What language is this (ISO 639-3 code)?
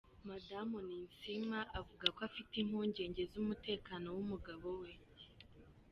kin